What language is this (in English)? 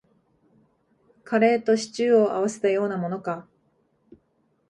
Japanese